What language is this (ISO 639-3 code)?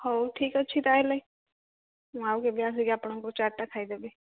ori